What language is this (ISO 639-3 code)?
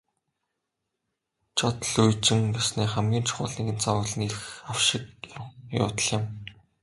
mon